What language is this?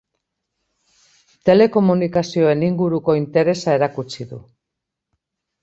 Basque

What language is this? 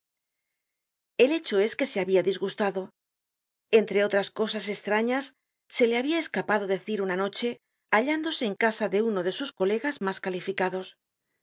Spanish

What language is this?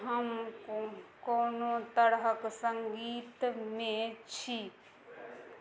Maithili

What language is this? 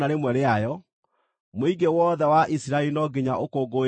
Kikuyu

